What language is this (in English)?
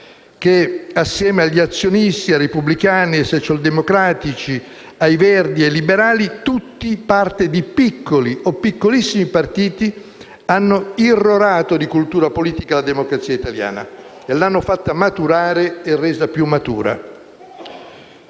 Italian